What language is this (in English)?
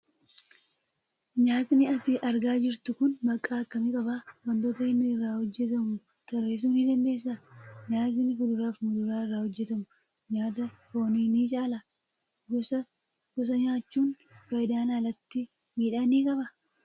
Oromo